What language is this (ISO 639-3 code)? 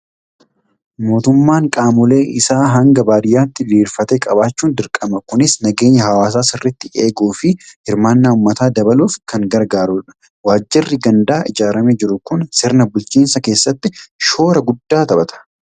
orm